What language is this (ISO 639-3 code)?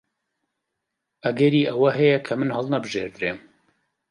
ckb